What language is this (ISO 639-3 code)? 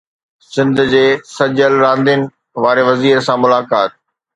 snd